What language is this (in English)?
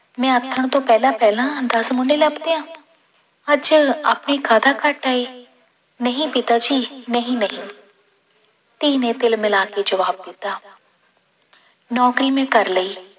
Punjabi